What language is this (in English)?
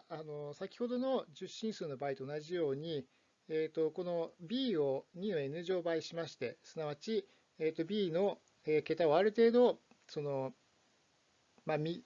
Japanese